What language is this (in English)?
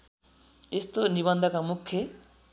Nepali